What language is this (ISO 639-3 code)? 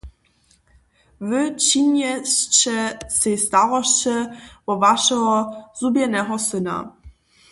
hsb